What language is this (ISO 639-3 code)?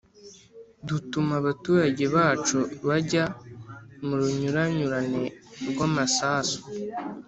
kin